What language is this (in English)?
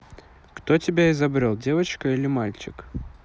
Russian